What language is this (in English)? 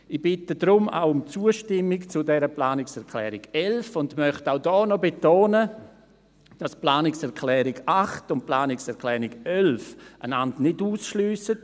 Swiss German